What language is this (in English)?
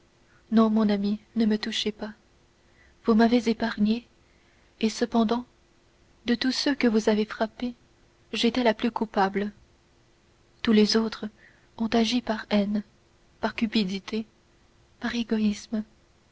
French